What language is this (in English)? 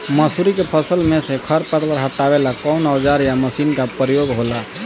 Bhojpuri